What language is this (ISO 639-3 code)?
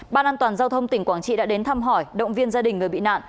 vie